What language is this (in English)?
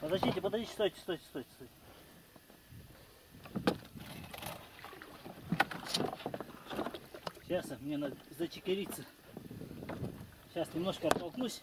Russian